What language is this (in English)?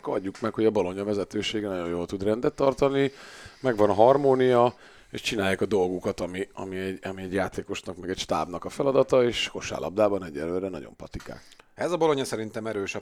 Hungarian